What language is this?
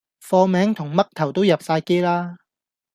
Cantonese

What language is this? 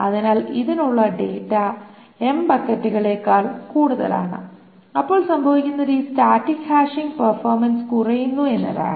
Malayalam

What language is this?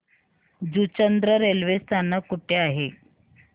Marathi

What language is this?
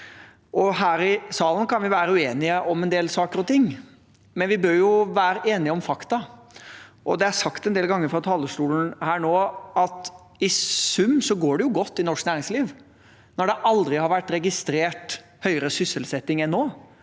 Norwegian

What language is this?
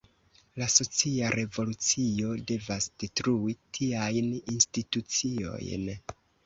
Esperanto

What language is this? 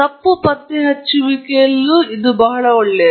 Kannada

